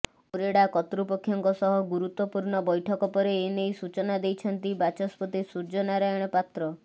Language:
Odia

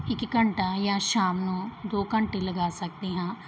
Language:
Punjabi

